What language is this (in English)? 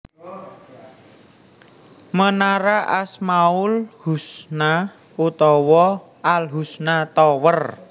Javanese